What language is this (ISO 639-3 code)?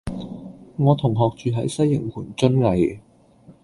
yue